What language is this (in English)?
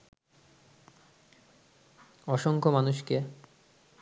Bangla